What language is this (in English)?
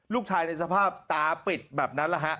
Thai